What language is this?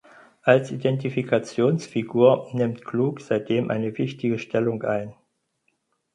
German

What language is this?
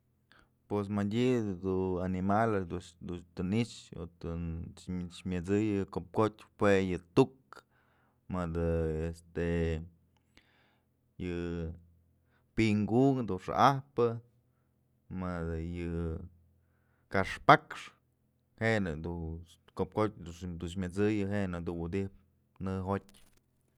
Mazatlán Mixe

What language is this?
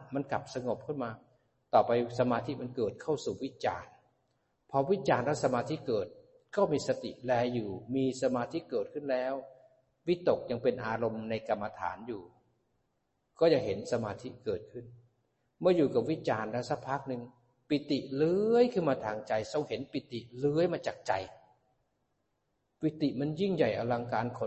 Thai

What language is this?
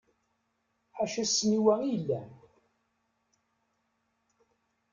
Kabyle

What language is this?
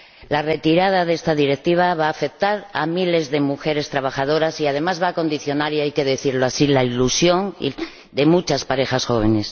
Spanish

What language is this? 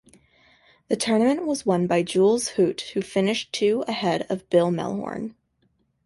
English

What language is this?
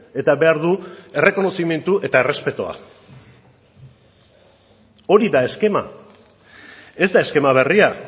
Basque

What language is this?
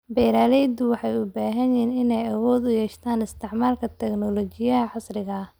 Somali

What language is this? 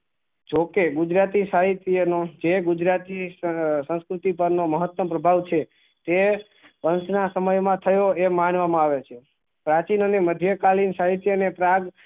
Gujarati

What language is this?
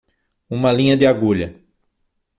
Portuguese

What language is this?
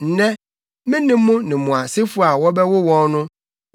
Akan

